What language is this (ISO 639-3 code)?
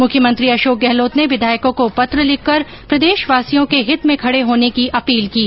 hin